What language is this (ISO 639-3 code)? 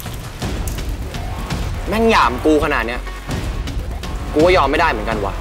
tha